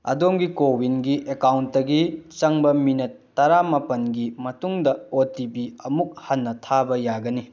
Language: Manipuri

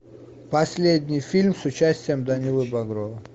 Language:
Russian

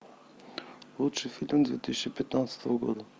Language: Russian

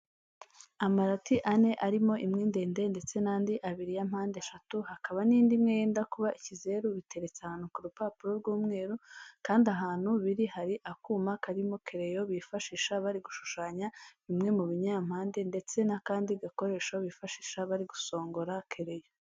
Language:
Kinyarwanda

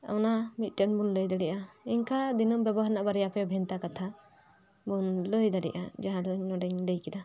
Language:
Santali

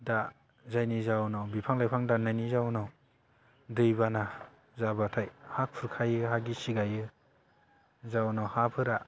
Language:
Bodo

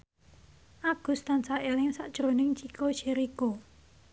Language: Javanese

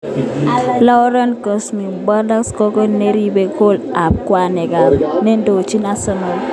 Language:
Kalenjin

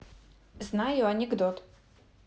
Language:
Russian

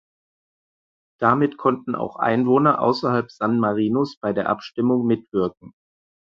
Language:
German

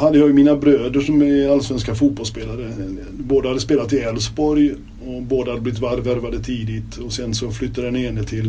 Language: Swedish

